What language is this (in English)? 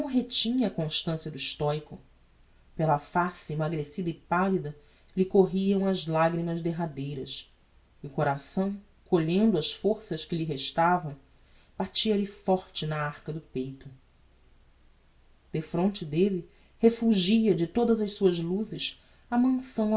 Portuguese